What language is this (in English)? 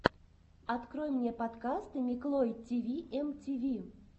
Russian